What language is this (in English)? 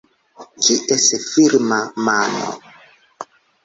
Esperanto